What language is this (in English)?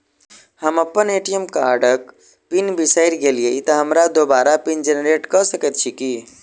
Maithili